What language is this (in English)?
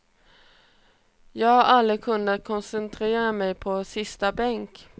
Swedish